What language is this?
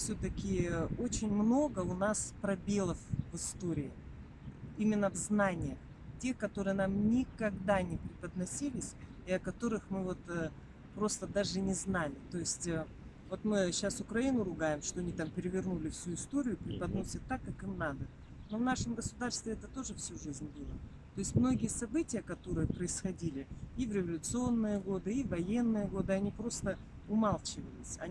Russian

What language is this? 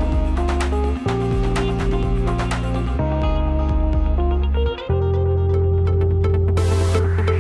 Dutch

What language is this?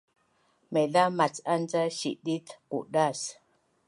Bunun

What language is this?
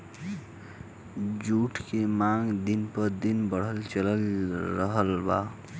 Bhojpuri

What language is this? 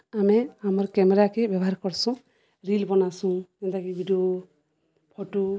Odia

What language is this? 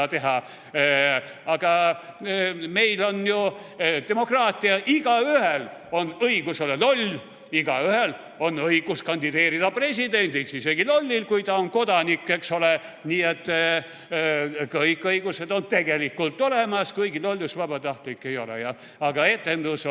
Estonian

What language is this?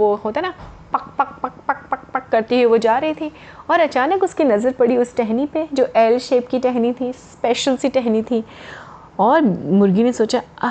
Hindi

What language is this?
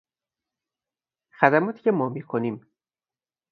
Persian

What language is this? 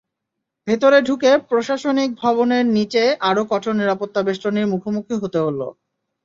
Bangla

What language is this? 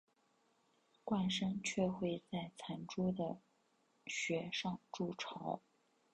Chinese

